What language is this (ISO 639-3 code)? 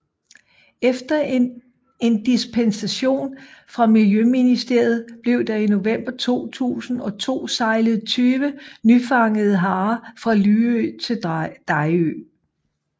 dan